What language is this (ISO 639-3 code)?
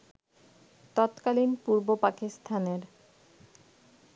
ben